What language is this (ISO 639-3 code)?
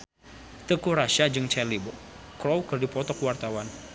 sun